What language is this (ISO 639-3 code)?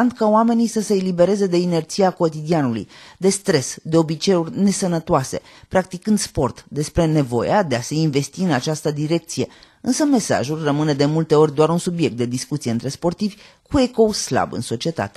ron